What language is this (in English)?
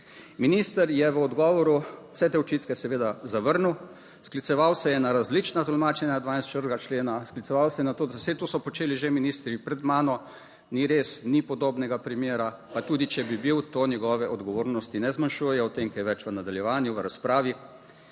Slovenian